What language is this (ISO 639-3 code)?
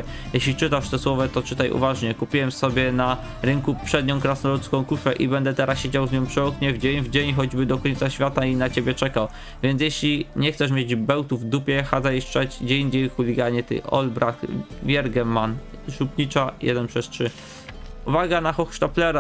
pol